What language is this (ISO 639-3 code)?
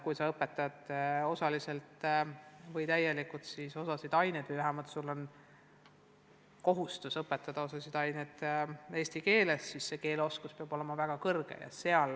est